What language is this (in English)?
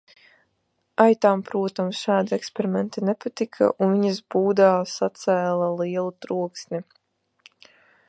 Latvian